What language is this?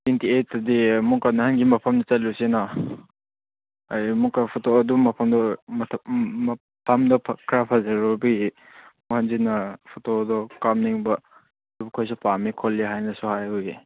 Manipuri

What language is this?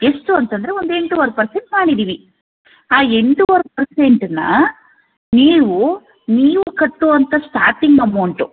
Kannada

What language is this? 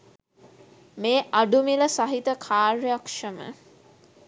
Sinhala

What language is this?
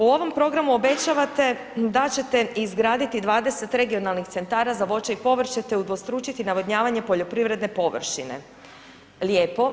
Croatian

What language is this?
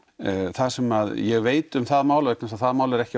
Icelandic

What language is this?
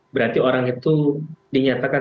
Indonesian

